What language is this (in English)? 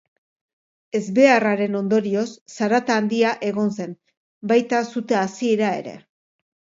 Basque